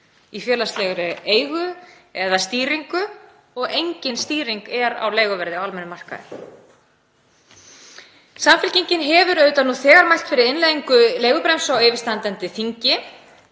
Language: Icelandic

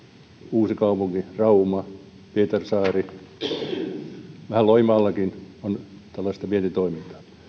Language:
Finnish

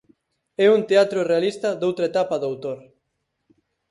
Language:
Galician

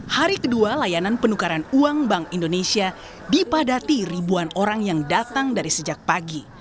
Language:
Indonesian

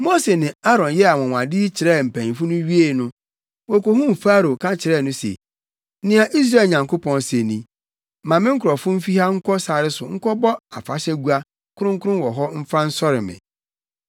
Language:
Akan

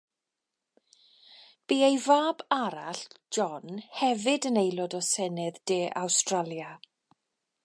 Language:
Welsh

